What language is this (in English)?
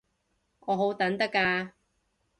Cantonese